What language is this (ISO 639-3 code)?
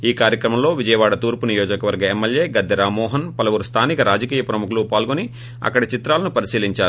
tel